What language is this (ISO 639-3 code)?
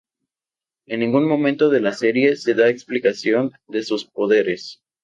spa